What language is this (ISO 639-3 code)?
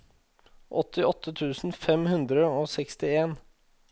nor